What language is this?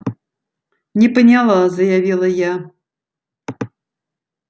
Russian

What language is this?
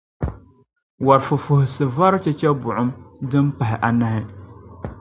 Dagbani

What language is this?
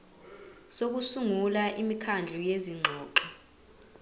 Zulu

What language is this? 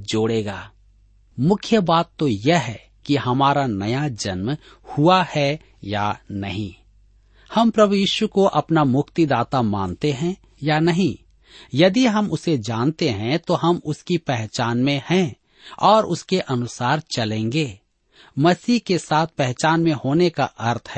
Hindi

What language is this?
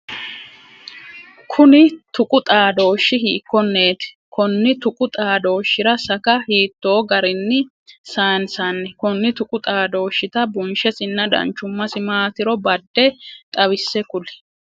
Sidamo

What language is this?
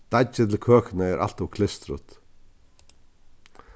Faroese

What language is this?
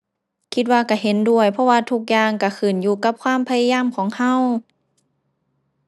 Thai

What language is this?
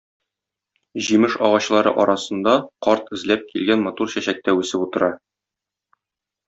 Tatar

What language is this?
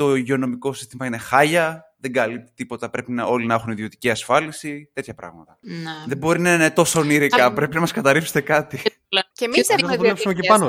Greek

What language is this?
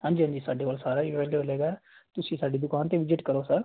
Punjabi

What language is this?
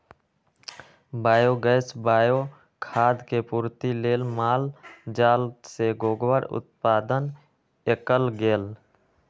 Magahi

